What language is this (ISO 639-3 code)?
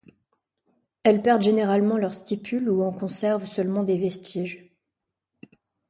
fra